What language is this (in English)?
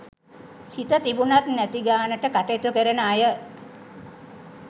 Sinhala